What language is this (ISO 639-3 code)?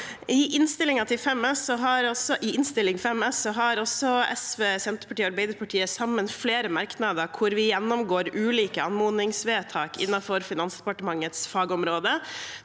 nor